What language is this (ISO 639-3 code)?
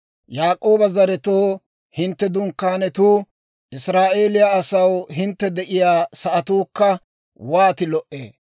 dwr